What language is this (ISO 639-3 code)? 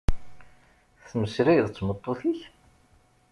kab